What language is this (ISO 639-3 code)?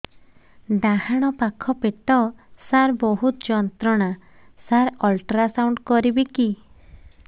ori